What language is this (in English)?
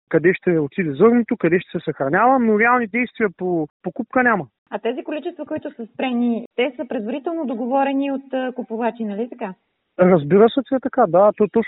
Bulgarian